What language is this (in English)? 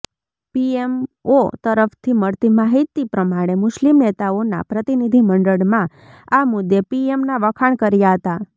Gujarati